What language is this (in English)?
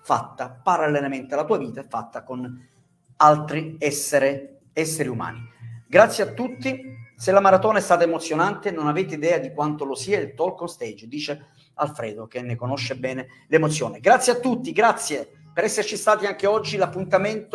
Italian